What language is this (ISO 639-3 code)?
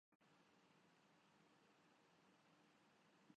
urd